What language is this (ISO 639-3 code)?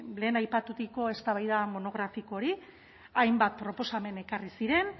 eus